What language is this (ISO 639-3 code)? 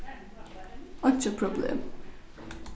fao